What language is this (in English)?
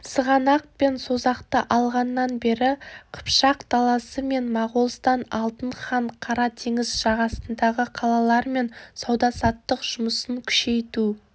Kazakh